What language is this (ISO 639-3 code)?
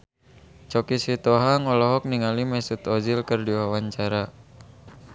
sun